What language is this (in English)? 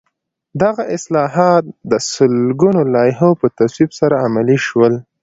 Pashto